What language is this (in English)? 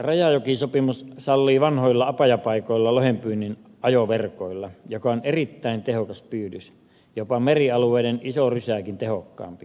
Finnish